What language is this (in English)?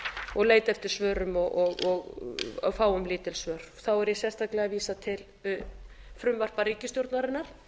Icelandic